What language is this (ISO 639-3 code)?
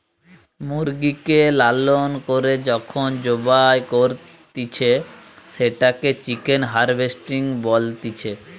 ben